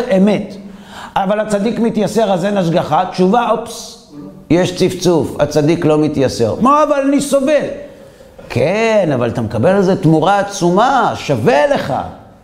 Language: Hebrew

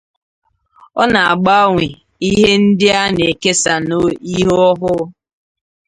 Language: Igbo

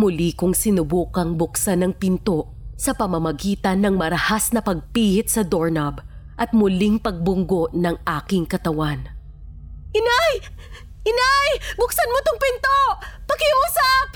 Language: Filipino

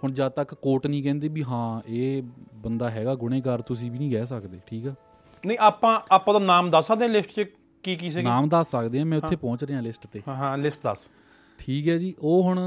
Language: Punjabi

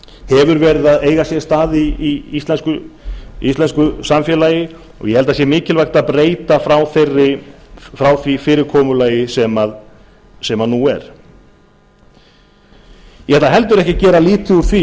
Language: Icelandic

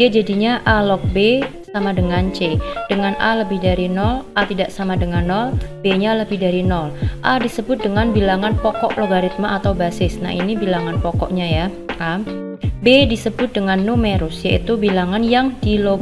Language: Indonesian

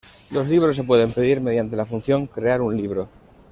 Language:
Spanish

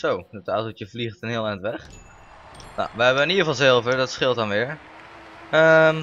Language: Dutch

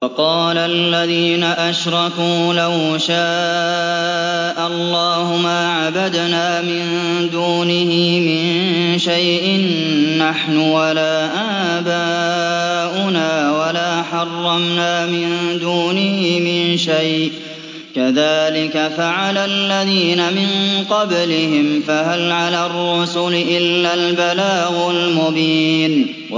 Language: Arabic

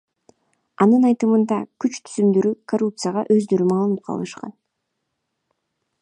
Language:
Kyrgyz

